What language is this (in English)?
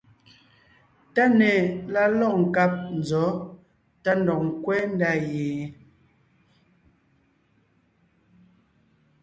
Ngiemboon